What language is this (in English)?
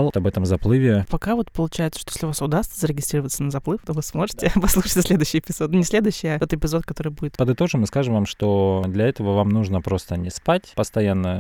Russian